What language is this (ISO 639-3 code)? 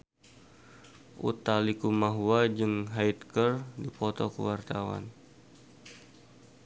sun